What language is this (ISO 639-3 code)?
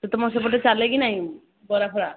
ori